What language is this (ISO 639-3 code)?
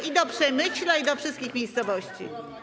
pol